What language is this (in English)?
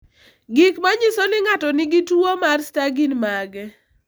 Luo (Kenya and Tanzania)